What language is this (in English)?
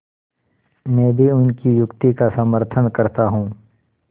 Hindi